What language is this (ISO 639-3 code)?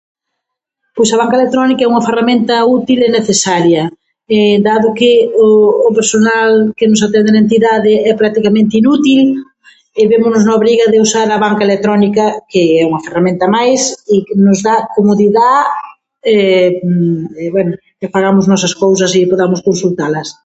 glg